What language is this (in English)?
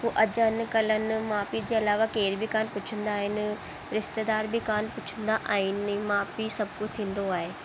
Sindhi